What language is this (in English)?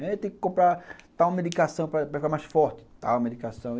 Portuguese